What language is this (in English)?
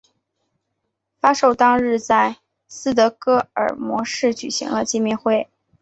Chinese